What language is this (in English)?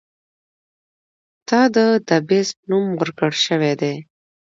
Pashto